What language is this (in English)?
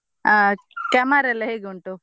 Kannada